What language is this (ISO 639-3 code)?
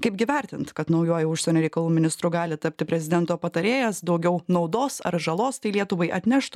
lit